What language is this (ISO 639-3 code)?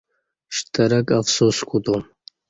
bsh